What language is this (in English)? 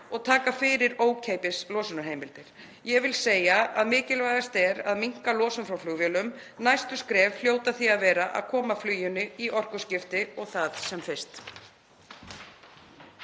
Icelandic